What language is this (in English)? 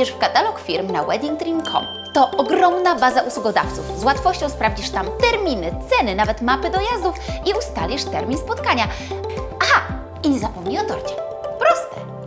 Polish